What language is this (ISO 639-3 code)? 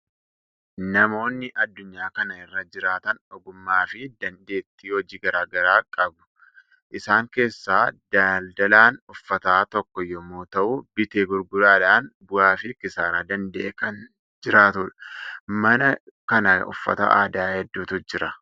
orm